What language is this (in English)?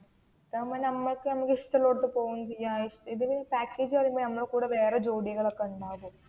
Malayalam